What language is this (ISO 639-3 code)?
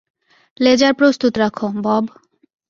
ben